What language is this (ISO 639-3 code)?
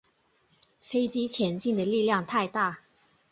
zho